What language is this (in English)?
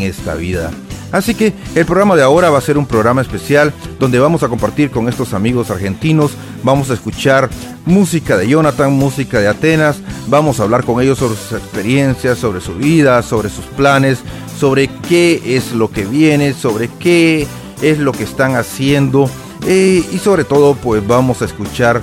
Spanish